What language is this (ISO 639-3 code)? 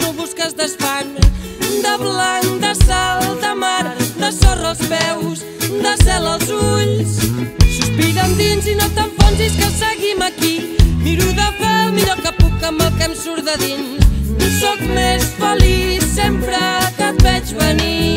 ron